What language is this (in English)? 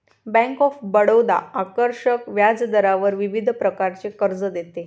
Marathi